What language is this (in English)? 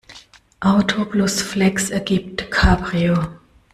German